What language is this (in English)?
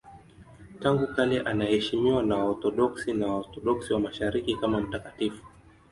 Swahili